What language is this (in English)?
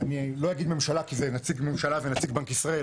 Hebrew